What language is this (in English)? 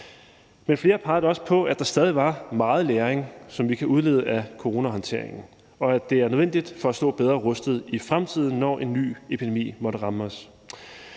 Danish